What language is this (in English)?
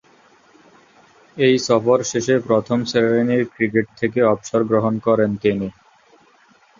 Bangla